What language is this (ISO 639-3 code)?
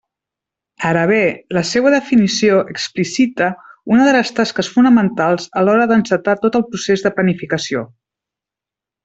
cat